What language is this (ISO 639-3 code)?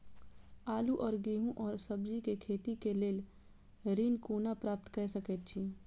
mai